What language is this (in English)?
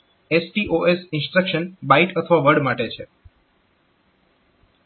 Gujarati